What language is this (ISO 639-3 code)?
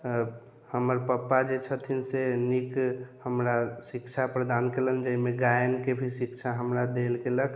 mai